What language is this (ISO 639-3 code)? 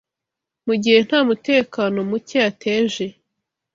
kin